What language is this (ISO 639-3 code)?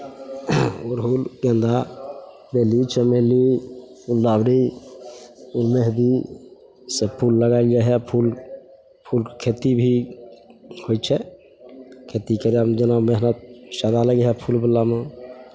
mai